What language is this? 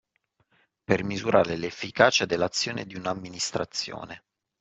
Italian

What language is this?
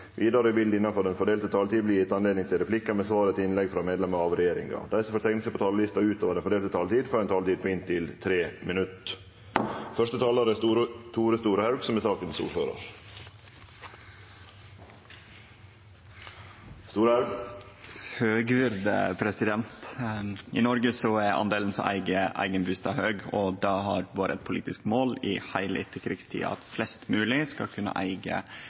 Norwegian Nynorsk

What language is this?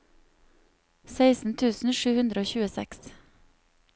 Norwegian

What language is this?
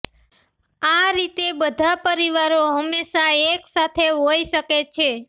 Gujarati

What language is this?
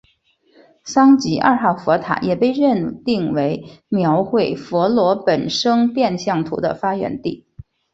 Chinese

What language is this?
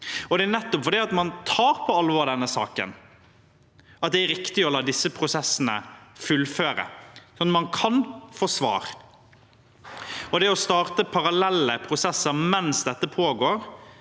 Norwegian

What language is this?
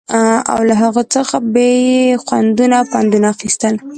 Pashto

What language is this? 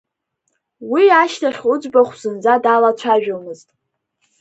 Abkhazian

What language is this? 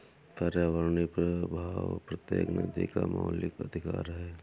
Hindi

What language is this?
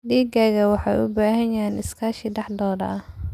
Somali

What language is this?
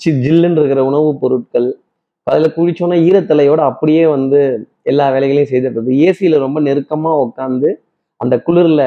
Tamil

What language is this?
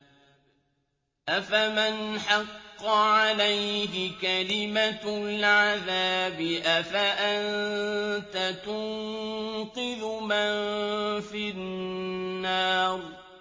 Arabic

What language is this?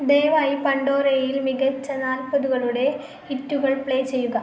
Malayalam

